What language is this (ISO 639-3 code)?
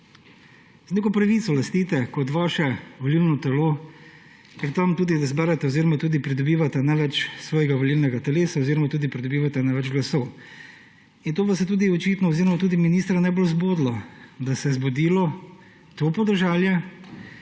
slv